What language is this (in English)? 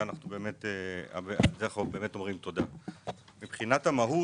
Hebrew